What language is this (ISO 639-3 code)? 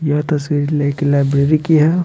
hin